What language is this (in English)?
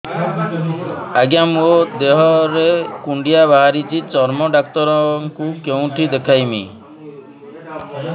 Odia